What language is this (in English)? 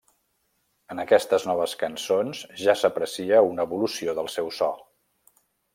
Catalan